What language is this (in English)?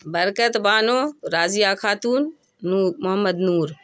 Urdu